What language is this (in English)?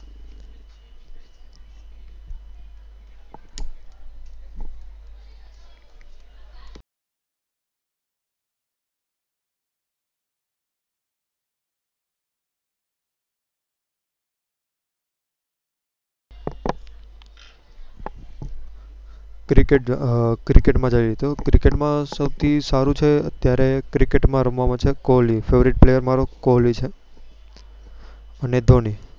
Gujarati